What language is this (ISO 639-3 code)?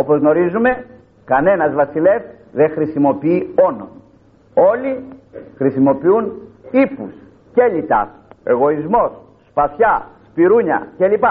ell